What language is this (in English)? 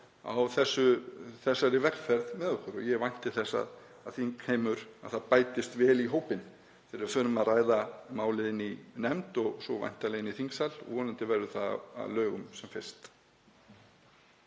Icelandic